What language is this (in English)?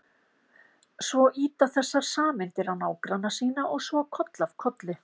Icelandic